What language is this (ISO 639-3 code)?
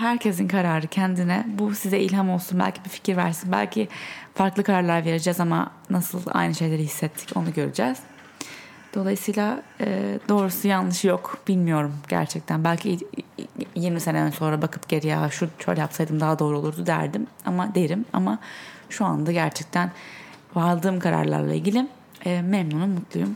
tur